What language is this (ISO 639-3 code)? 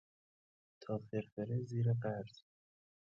fas